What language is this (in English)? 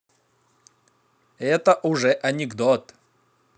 Russian